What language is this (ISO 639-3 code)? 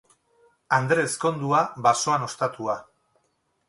eus